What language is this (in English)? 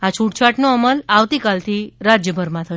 Gujarati